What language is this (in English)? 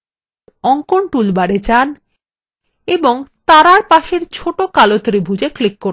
Bangla